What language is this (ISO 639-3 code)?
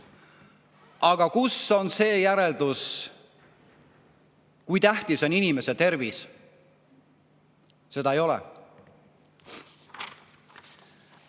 est